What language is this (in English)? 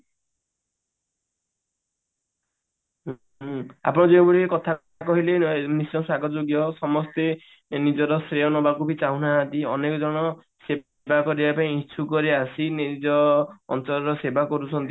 Odia